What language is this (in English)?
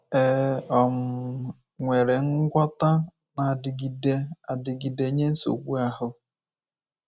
Igbo